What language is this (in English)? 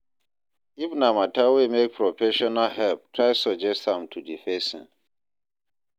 Nigerian Pidgin